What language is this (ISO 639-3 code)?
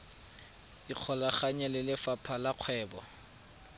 tsn